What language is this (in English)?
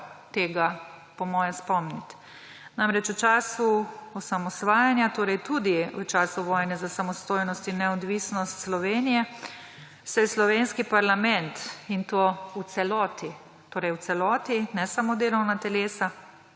Slovenian